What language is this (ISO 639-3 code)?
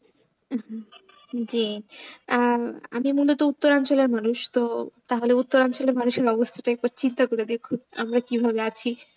ben